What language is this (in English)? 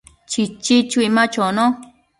Matsés